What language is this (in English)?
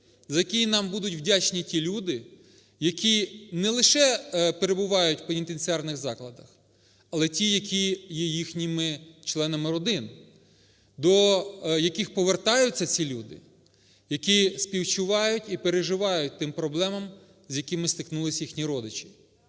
Ukrainian